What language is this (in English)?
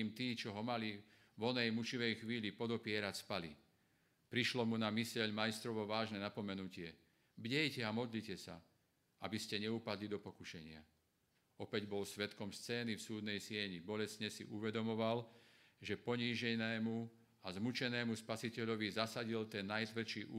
Slovak